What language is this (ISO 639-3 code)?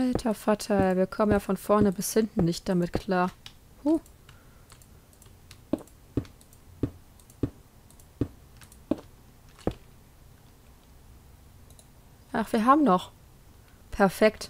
deu